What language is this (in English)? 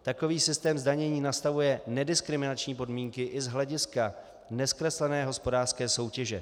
Czech